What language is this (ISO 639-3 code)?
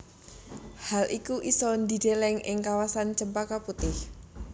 jav